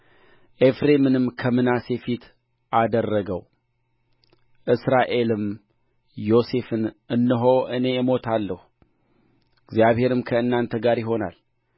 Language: Amharic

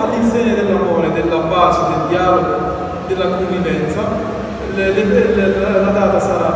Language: Italian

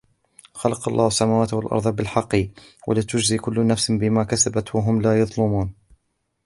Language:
Arabic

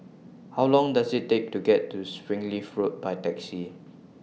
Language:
English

